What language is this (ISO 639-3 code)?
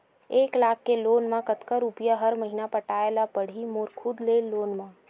hne